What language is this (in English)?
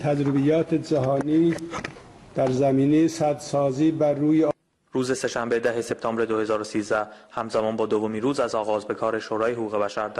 Persian